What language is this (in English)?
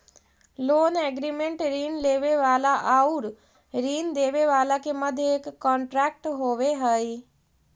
Magahi